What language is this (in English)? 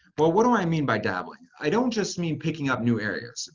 English